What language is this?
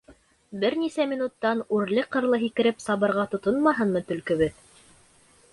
Bashkir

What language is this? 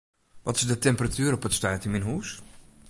Western Frisian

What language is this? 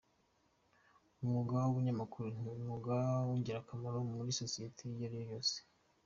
Kinyarwanda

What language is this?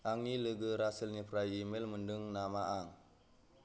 Bodo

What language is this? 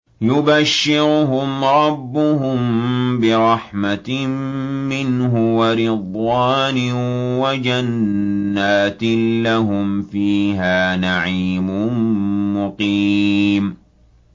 Arabic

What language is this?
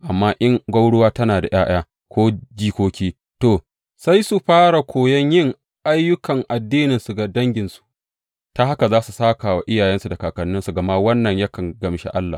Hausa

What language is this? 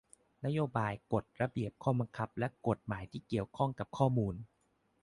Thai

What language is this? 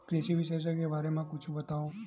Chhattisgarhi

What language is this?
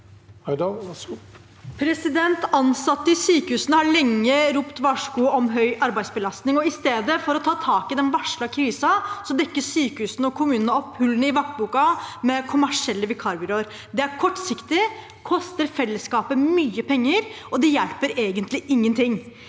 Norwegian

